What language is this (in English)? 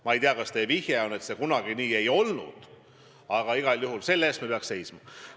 Estonian